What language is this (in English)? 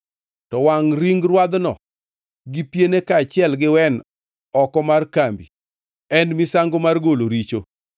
Luo (Kenya and Tanzania)